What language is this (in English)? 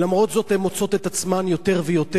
Hebrew